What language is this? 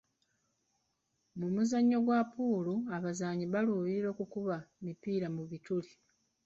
Ganda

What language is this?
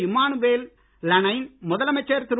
Tamil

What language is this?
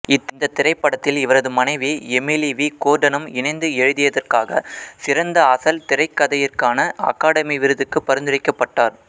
Tamil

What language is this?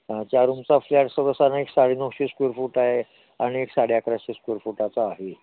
Marathi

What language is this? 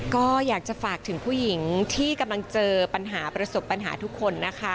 Thai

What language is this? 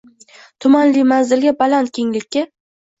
Uzbek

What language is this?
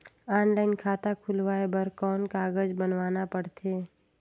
Chhattisgarhi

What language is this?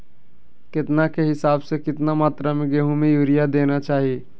Magahi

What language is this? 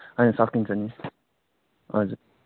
Nepali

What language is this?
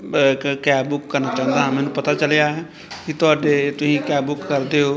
Punjabi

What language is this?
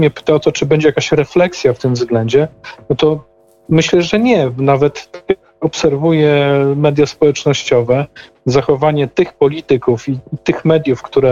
Polish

